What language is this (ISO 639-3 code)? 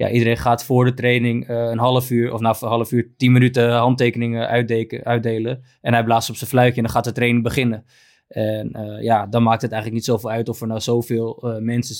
nld